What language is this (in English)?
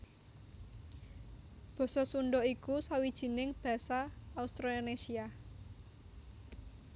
Javanese